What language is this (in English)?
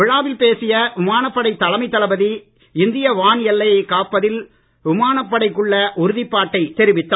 Tamil